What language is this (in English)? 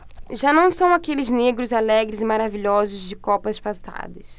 Portuguese